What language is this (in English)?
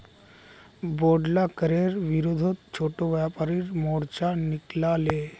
Magahi